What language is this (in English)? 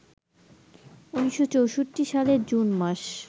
Bangla